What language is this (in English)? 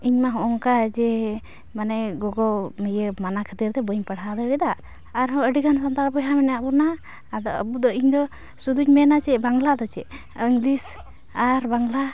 Santali